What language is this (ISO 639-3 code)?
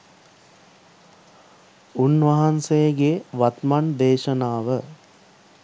sin